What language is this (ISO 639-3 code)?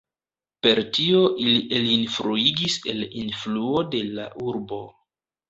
epo